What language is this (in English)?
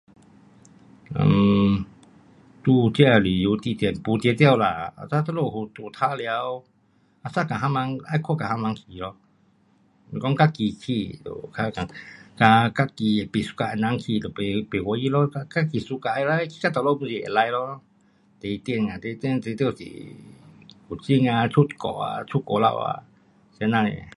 Pu-Xian Chinese